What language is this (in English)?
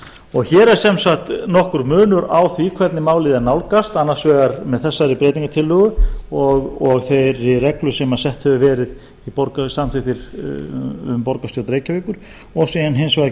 Icelandic